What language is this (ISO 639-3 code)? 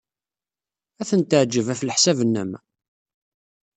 kab